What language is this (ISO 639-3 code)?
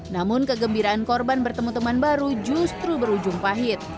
ind